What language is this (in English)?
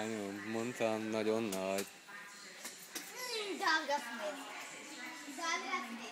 Hungarian